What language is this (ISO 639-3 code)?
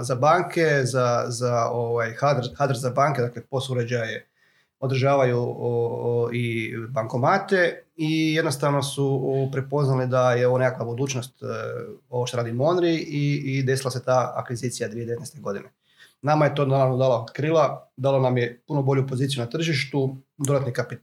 hrv